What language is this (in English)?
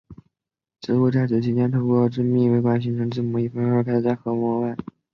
Chinese